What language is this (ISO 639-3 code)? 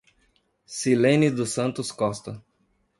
por